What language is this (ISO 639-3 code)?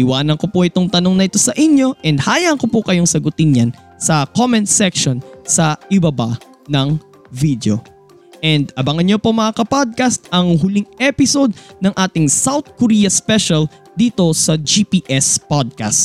fil